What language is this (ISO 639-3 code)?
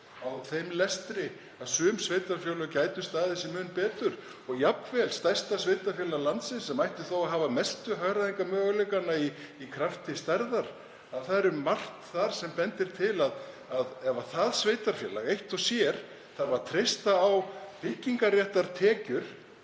isl